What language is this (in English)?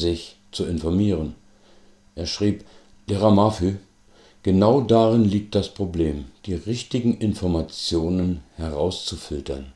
German